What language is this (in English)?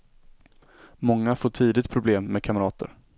Swedish